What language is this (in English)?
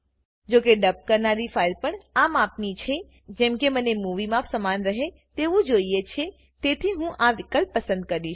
Gujarati